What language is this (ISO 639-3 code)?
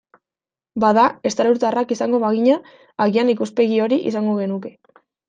eus